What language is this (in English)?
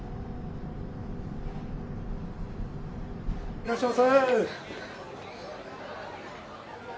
Japanese